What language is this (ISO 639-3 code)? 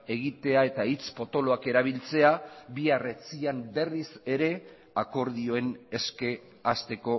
eus